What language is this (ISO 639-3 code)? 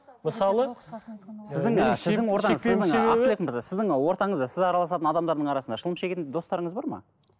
kaz